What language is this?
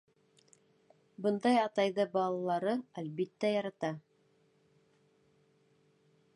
Bashkir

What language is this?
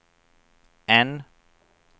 Swedish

